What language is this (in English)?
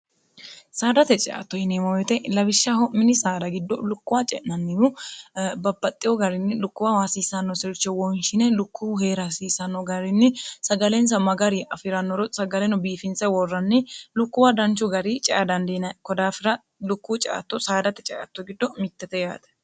Sidamo